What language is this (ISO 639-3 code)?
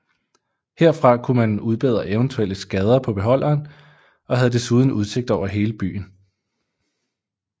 dan